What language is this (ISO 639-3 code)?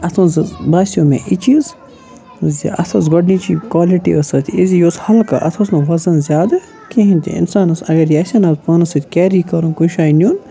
kas